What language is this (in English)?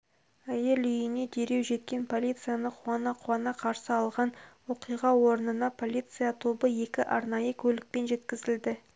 Kazakh